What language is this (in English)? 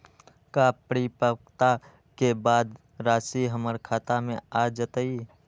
Magahi